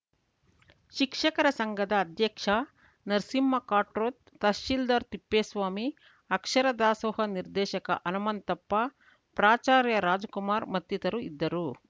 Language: Kannada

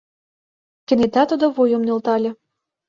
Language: Mari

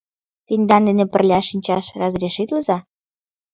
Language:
Mari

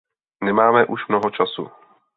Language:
Czech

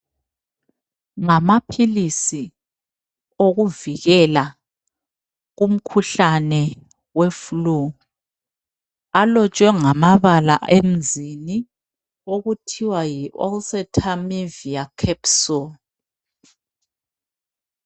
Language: North Ndebele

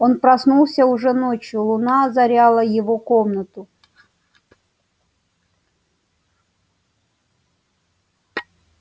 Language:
Russian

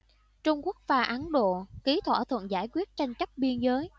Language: Vietnamese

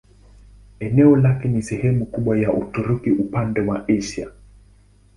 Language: Swahili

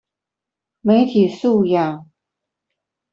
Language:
Chinese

